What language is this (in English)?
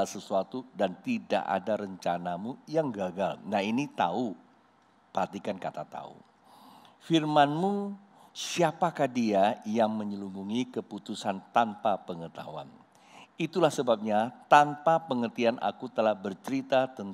Indonesian